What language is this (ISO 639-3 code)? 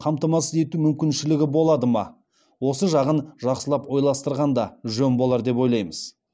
kaz